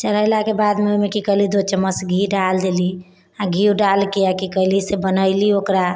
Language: Maithili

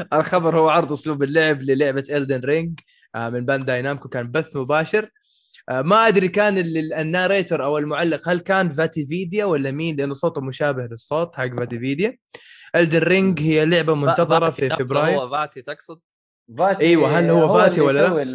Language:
Arabic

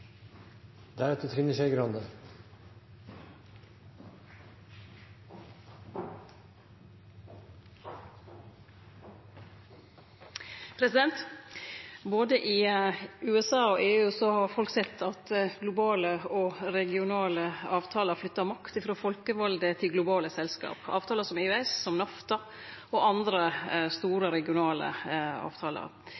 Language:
Norwegian Nynorsk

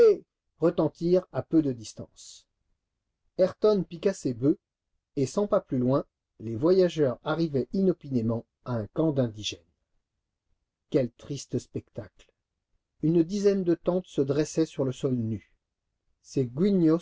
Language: French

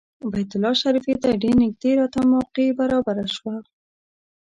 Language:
Pashto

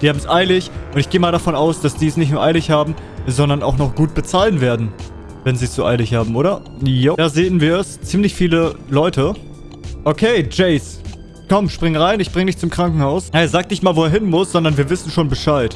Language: German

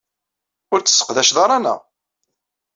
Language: Kabyle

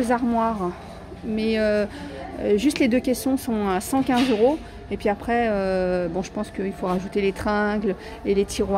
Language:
French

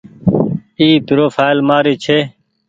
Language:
Goaria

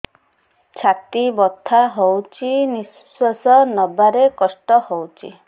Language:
Odia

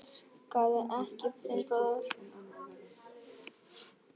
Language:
Icelandic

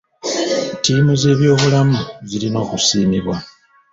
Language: Ganda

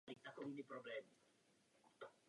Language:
Czech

